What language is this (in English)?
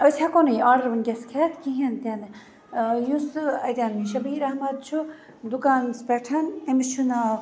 Kashmiri